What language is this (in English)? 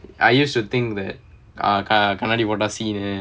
English